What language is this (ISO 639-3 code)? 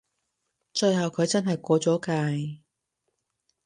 yue